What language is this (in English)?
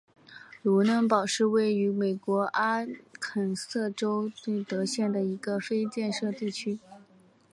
Chinese